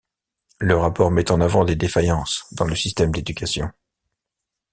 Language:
French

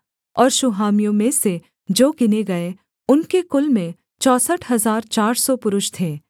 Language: Hindi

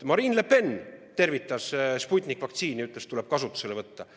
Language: Estonian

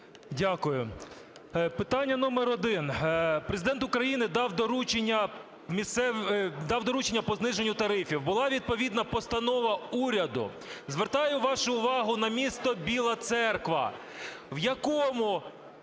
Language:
Ukrainian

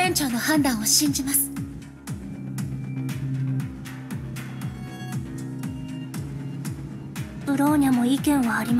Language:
Japanese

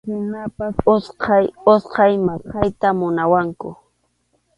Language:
Arequipa-La Unión Quechua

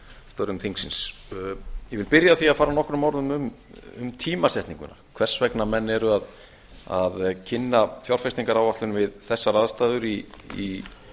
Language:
Icelandic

